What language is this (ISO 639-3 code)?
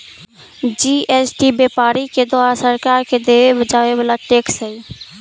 mag